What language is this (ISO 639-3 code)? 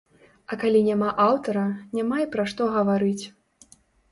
bel